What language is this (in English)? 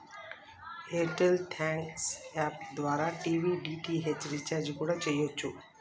Telugu